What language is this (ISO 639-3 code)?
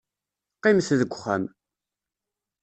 kab